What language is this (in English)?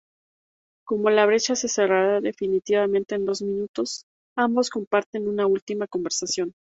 Spanish